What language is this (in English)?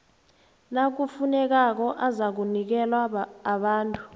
South Ndebele